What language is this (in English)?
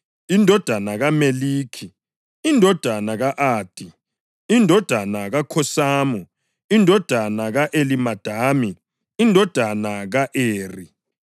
North Ndebele